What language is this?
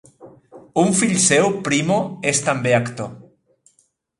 Catalan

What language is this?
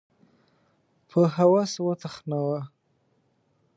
Pashto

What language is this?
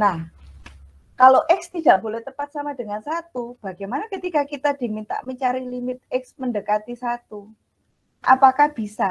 Indonesian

